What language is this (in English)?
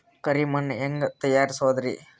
Kannada